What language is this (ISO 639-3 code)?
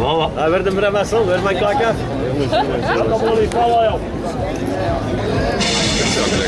nld